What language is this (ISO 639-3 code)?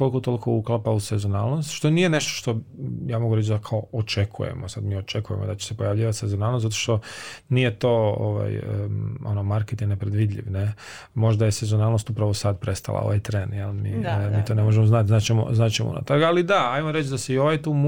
hrv